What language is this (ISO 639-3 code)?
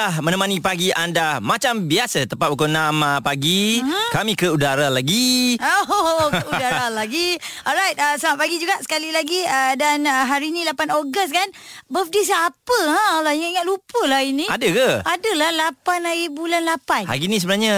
msa